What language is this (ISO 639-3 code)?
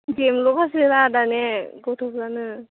brx